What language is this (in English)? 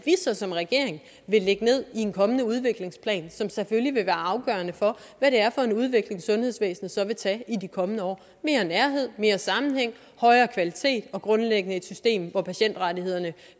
Danish